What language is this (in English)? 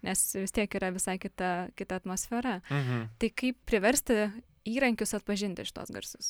Lithuanian